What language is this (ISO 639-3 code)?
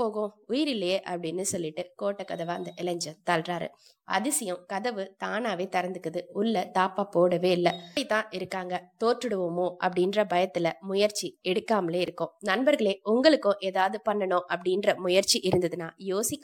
tam